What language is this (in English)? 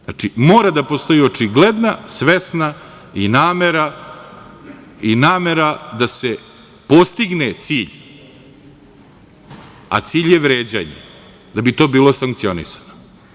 Serbian